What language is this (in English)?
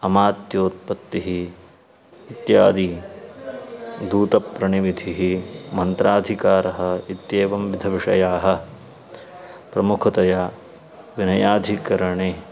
Sanskrit